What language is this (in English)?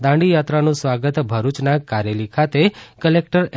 Gujarati